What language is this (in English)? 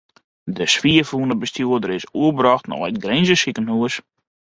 Western Frisian